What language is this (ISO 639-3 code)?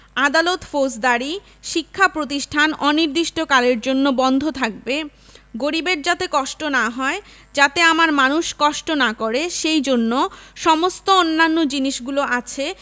ben